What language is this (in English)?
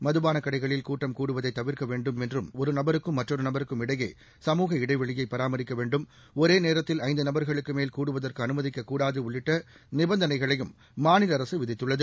Tamil